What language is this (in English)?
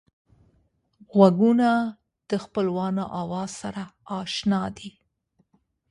Pashto